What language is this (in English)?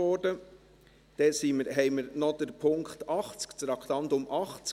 Swiss German